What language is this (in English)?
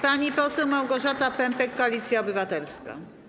Polish